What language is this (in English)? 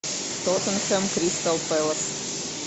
Russian